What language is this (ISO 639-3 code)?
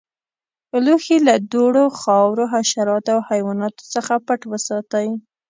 pus